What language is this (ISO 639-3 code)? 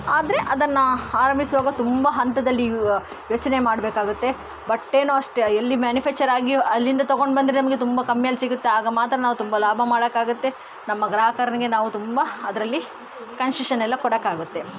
kan